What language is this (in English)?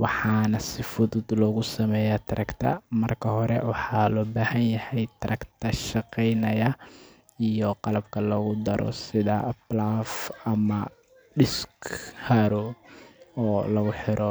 Somali